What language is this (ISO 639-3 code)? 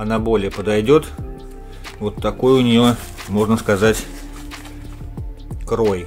rus